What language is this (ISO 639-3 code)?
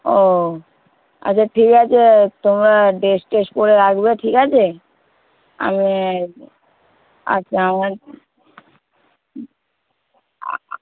ben